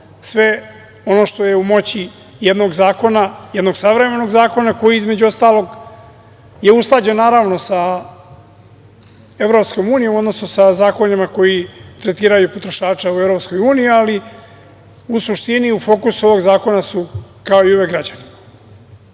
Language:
Serbian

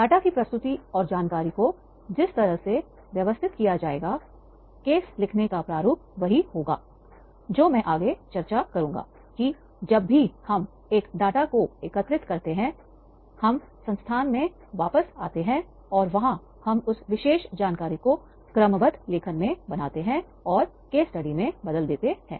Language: Hindi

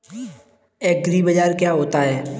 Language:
Hindi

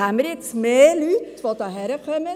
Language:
Swiss German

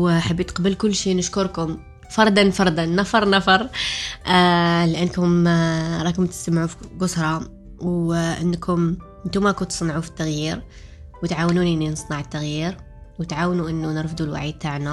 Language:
Arabic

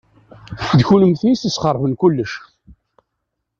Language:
Kabyle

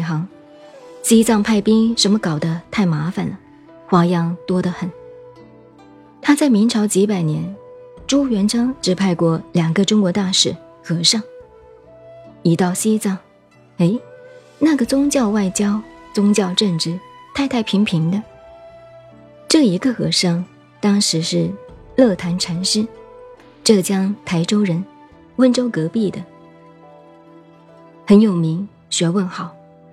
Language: Chinese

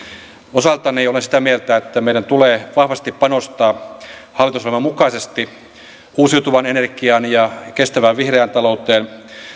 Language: Finnish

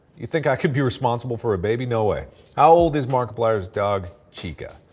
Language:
English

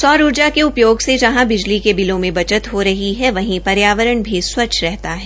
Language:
Hindi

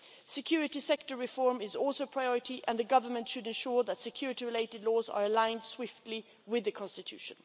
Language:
English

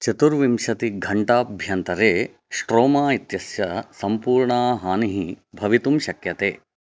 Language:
Sanskrit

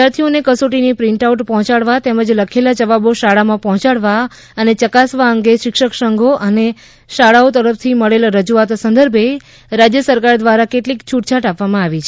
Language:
Gujarati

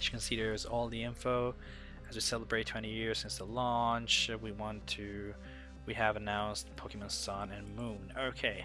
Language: English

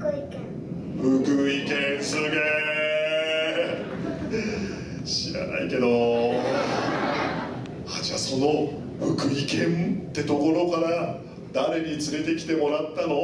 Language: Japanese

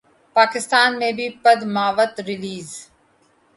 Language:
Urdu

